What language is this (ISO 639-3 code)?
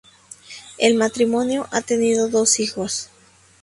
spa